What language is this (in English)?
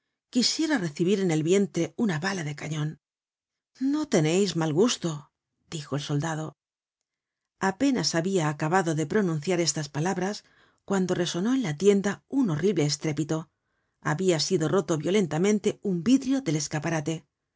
Spanish